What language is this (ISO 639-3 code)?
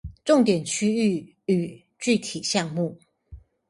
zho